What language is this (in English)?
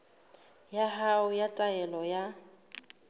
Southern Sotho